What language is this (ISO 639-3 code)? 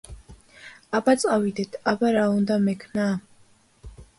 kat